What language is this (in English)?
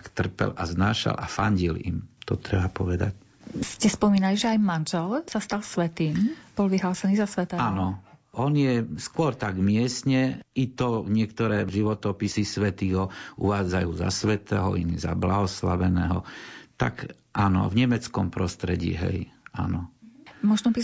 Slovak